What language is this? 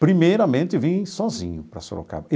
Portuguese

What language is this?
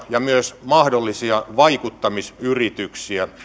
Finnish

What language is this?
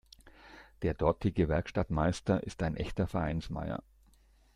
German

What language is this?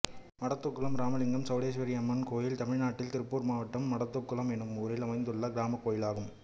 Tamil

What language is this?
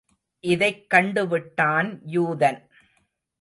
Tamil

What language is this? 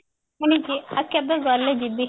Odia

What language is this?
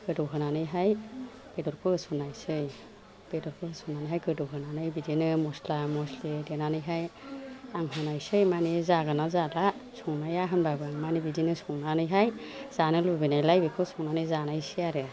Bodo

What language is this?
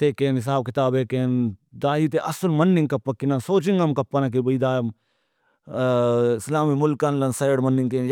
Brahui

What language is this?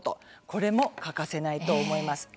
Japanese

